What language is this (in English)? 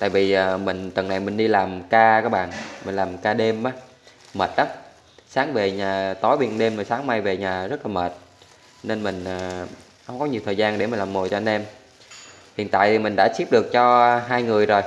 Vietnamese